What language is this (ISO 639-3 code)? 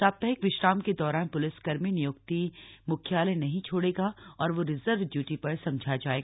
hin